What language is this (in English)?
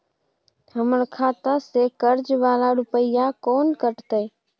Maithili